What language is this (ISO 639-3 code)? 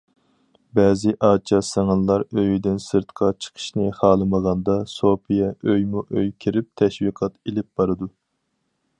uig